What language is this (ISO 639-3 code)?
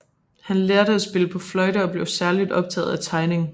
dan